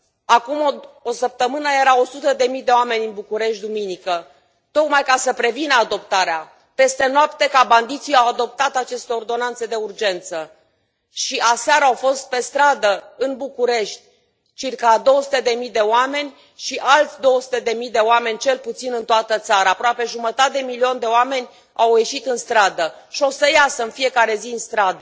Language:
Romanian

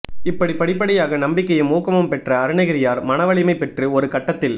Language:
Tamil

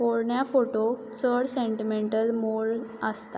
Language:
Konkani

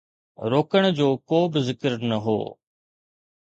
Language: Sindhi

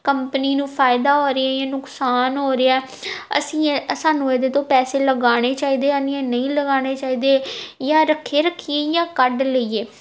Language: Punjabi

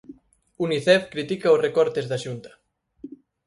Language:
Galician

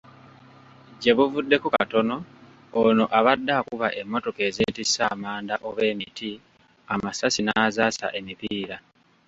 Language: Ganda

